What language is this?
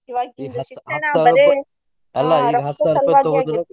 Kannada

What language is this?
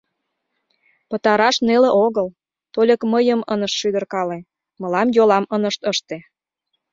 Mari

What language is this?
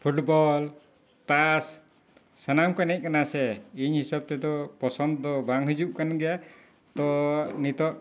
Santali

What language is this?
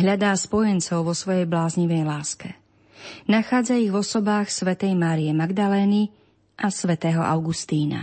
Slovak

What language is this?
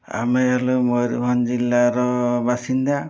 Odia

